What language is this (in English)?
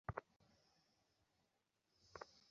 Bangla